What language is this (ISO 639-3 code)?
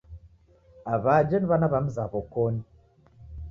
dav